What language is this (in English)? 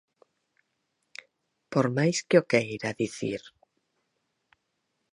Galician